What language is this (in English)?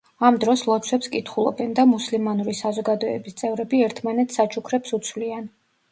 Georgian